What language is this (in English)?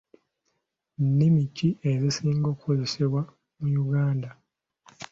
Ganda